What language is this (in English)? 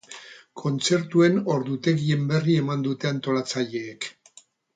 Basque